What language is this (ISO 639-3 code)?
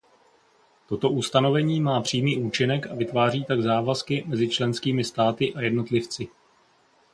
ces